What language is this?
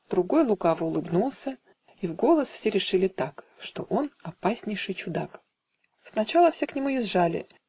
Russian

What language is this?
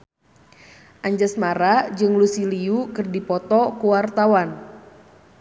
Sundanese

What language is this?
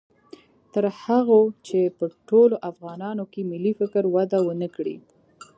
Pashto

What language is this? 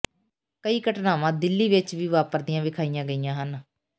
Punjabi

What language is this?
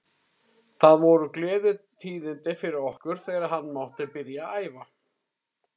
Icelandic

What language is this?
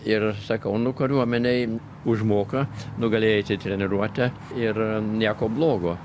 Lithuanian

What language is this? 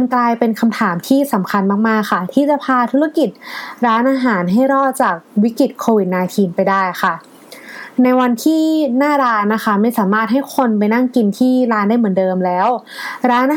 Thai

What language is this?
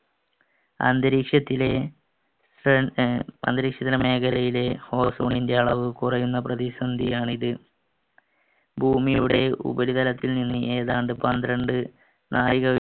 Malayalam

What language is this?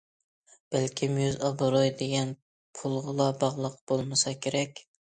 Uyghur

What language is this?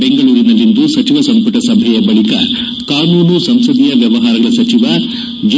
Kannada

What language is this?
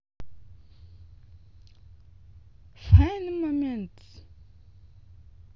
Russian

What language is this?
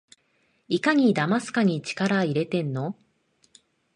Japanese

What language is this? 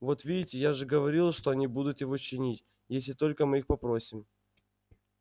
Russian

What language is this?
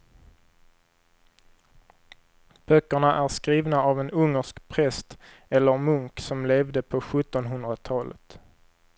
Swedish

